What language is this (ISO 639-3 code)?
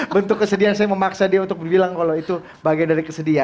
ind